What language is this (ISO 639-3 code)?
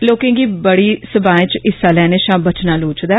doi